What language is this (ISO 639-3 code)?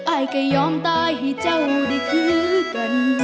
tha